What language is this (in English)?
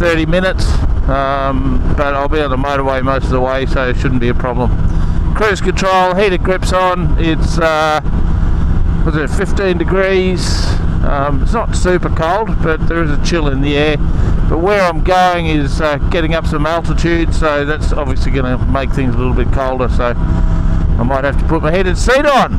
English